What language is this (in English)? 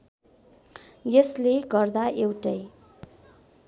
Nepali